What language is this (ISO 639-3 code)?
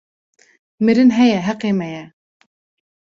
kur